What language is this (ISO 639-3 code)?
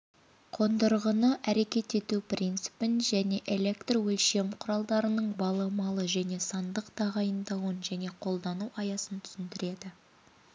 kaz